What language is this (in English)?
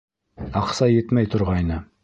Bashkir